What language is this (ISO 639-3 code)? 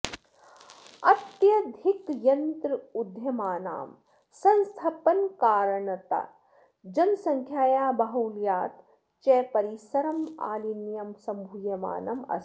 san